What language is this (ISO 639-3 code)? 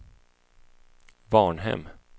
swe